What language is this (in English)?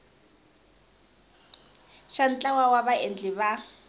Tsonga